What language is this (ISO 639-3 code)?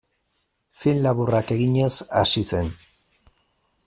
eus